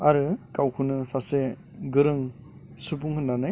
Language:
Bodo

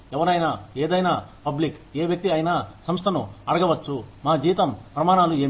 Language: Telugu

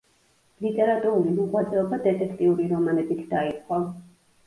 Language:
Georgian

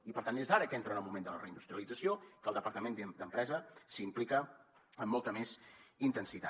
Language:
Catalan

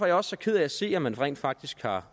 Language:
Danish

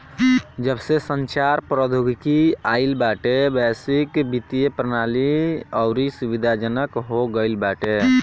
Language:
Bhojpuri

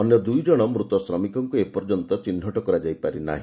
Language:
Odia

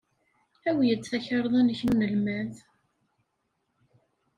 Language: Kabyle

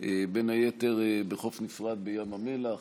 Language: Hebrew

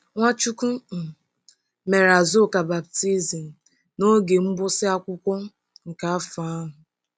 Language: Igbo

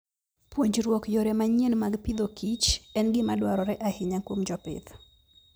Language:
Luo (Kenya and Tanzania)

